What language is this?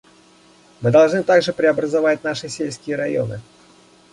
Russian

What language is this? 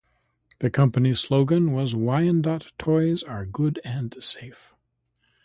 English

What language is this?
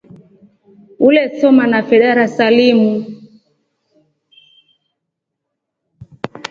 Rombo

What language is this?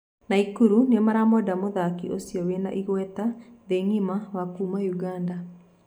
Kikuyu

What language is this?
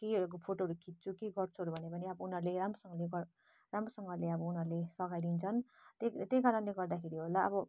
Nepali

